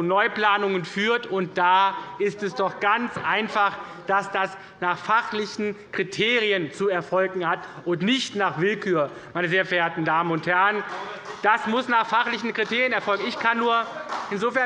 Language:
German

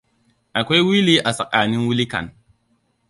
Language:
Hausa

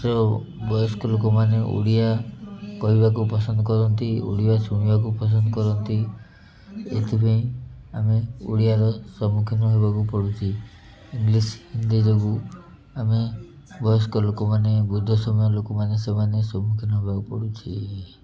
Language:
Odia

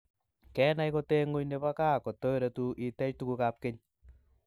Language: Kalenjin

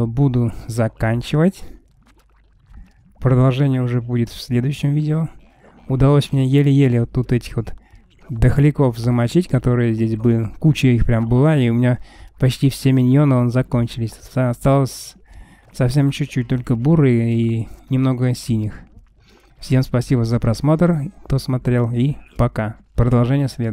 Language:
Russian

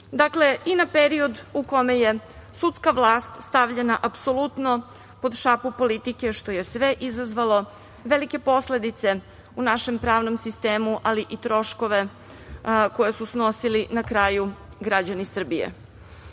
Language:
Serbian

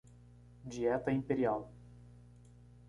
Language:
Portuguese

